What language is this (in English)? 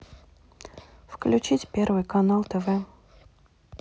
Russian